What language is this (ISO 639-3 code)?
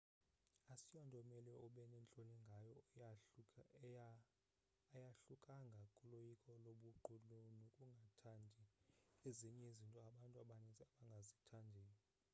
xho